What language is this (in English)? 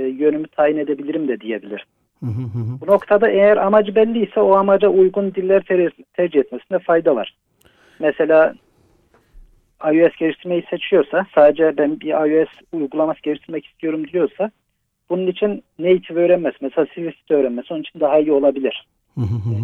Turkish